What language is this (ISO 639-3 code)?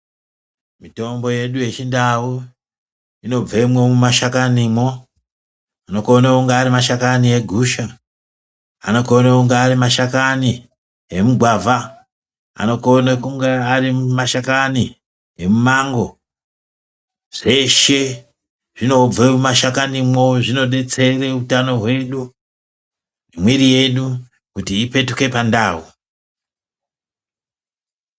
ndc